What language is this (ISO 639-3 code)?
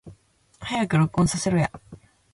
jpn